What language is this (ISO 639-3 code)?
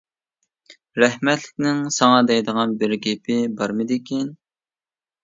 uig